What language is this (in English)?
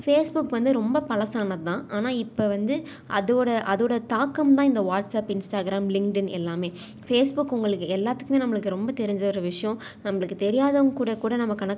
Tamil